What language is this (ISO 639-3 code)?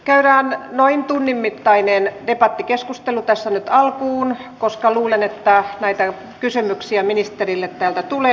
fin